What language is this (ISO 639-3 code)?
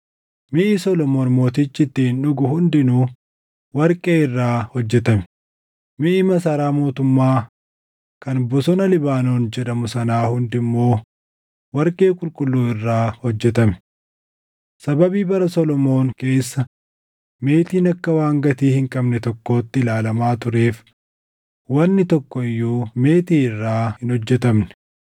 orm